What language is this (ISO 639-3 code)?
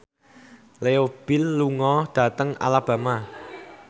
jav